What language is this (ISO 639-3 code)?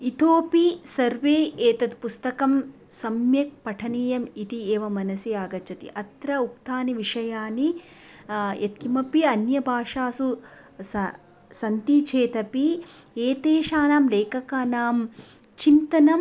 san